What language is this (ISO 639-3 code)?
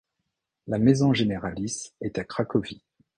fra